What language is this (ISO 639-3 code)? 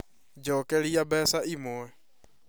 kik